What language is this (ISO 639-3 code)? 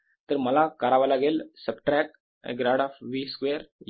mar